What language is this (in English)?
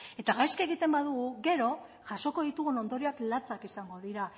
Basque